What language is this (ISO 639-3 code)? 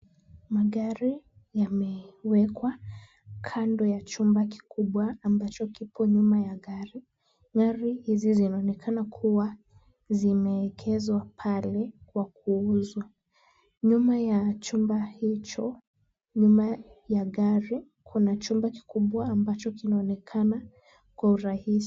swa